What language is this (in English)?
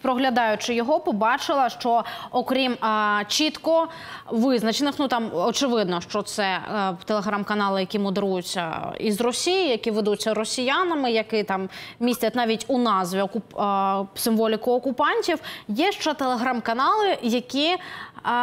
Ukrainian